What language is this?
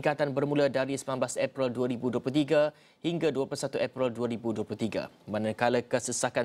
Malay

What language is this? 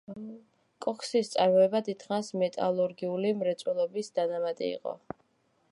Georgian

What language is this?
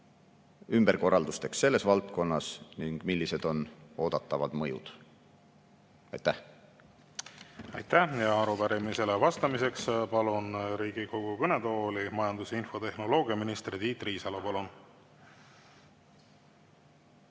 Estonian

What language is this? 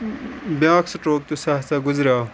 Kashmiri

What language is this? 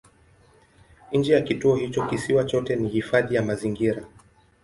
Swahili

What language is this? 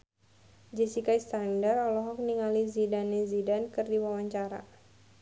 Sundanese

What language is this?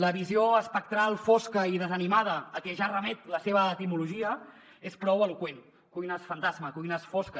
Catalan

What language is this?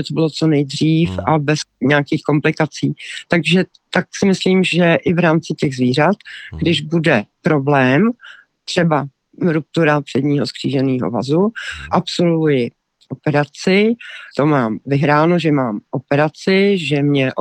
Czech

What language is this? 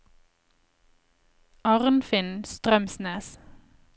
Norwegian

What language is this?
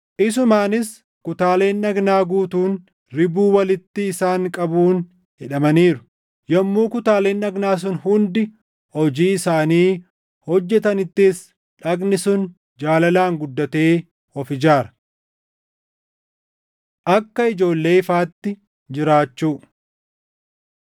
Oromo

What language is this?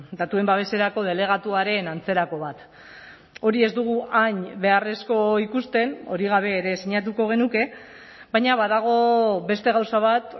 Basque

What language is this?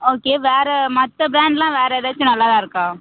Tamil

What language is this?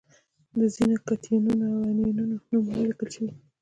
Pashto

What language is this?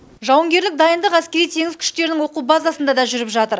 Kazakh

